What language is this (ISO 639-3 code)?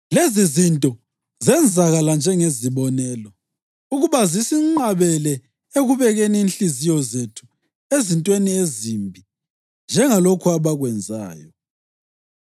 nde